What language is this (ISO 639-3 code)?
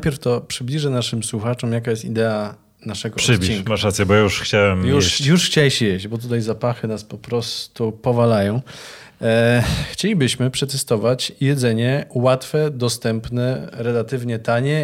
pol